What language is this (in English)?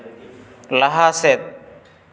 Santali